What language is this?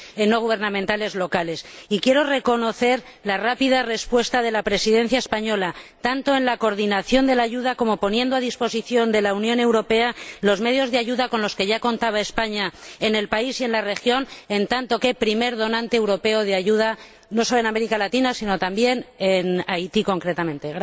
Spanish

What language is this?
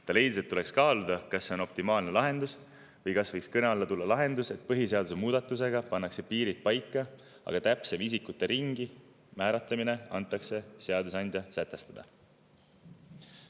Estonian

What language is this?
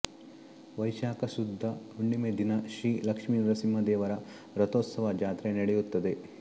Kannada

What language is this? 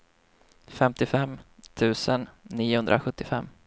Swedish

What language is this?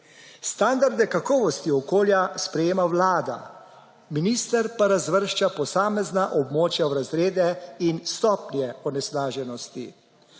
Slovenian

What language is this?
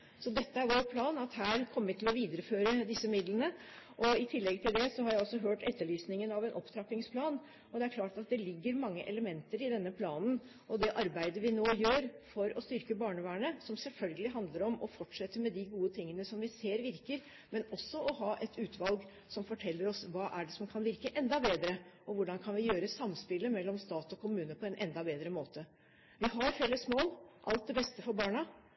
Norwegian Bokmål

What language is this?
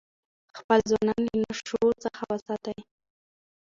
Pashto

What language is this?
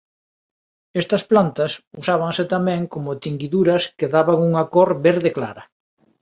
Galician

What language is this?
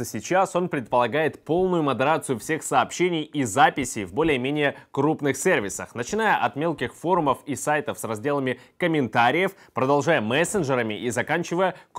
Russian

